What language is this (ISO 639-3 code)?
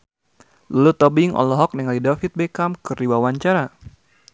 sun